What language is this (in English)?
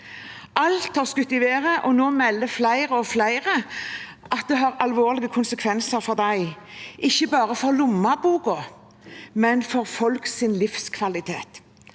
Norwegian